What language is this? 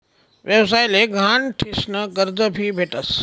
Marathi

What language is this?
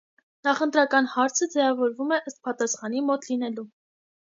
Armenian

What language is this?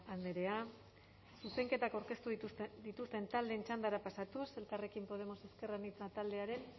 Basque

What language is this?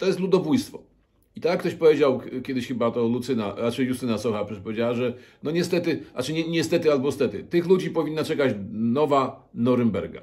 Polish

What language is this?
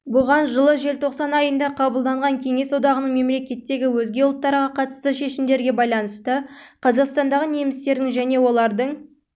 Kazakh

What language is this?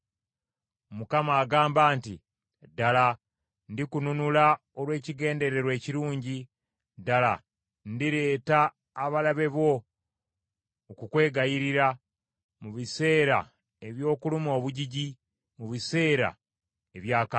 Ganda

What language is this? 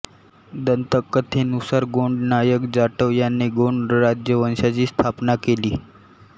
Marathi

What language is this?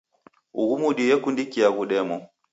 Taita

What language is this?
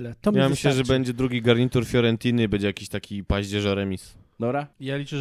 Polish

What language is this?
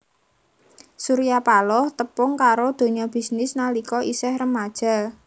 Javanese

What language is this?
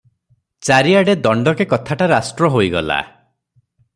Odia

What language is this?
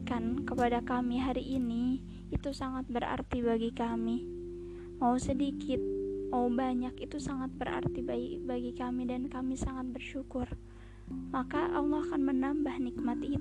Indonesian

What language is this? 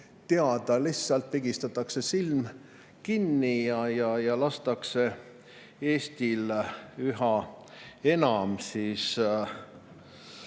Estonian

